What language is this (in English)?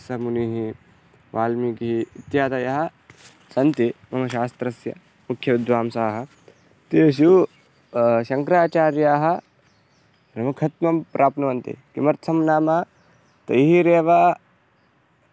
Sanskrit